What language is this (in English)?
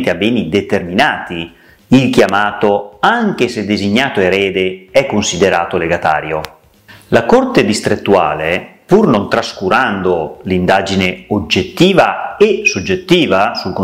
Italian